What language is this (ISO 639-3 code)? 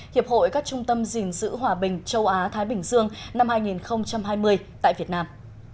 vie